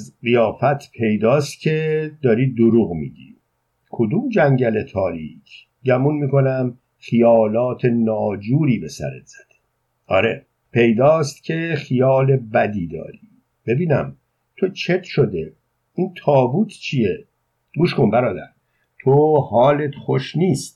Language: Persian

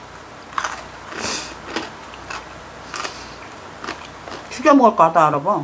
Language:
Korean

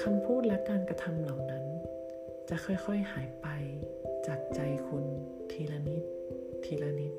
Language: Thai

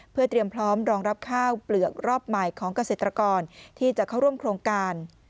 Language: Thai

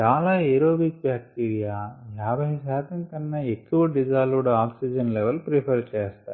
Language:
Telugu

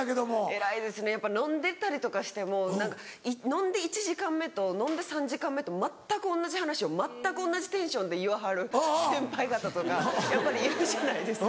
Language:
Japanese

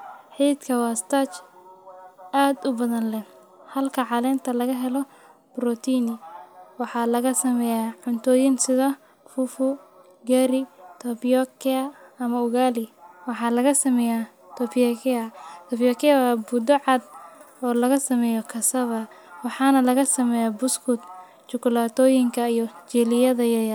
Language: Somali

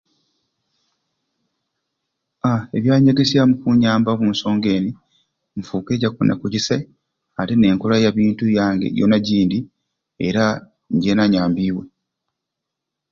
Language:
Ruuli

